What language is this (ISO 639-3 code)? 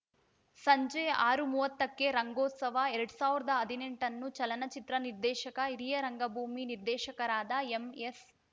kan